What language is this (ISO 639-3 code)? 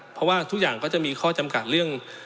tha